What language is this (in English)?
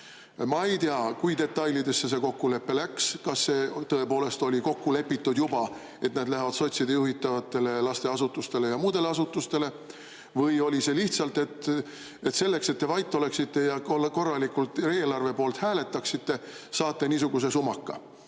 Estonian